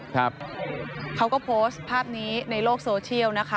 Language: Thai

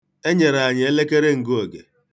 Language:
Igbo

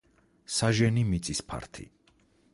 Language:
Georgian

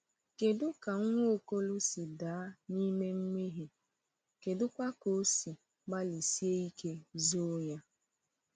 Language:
Igbo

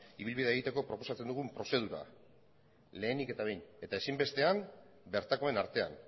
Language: Basque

